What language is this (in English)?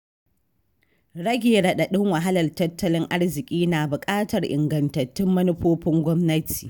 Hausa